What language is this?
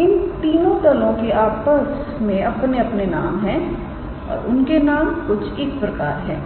Hindi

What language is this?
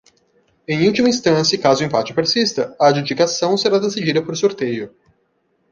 Portuguese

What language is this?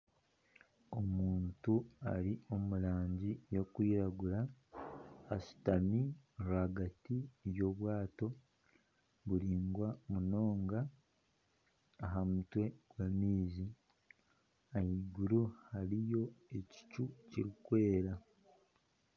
Nyankole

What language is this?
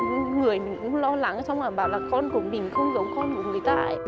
Vietnamese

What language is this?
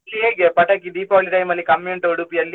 Kannada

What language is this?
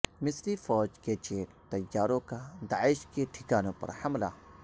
Urdu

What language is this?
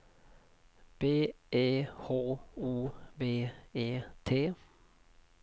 Swedish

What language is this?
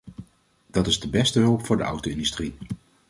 Dutch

